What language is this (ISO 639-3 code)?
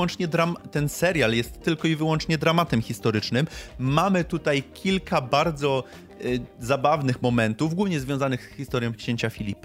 pol